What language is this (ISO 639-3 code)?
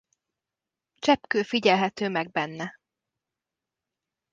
hun